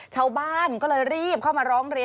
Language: Thai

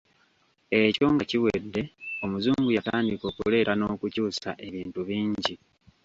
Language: Ganda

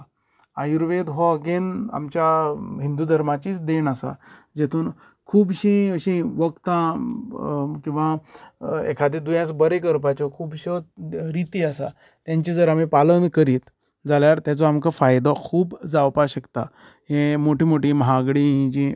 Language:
Konkani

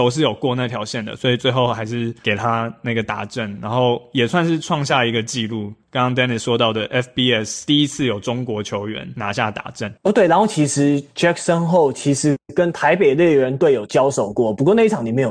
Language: Chinese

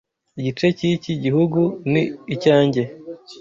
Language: Kinyarwanda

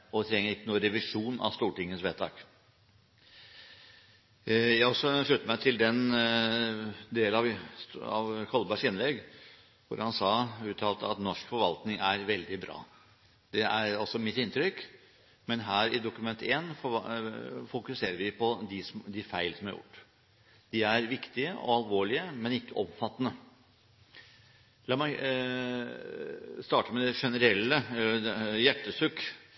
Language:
Norwegian Bokmål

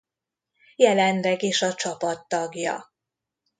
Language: Hungarian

